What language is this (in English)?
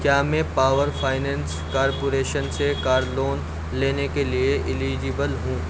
Urdu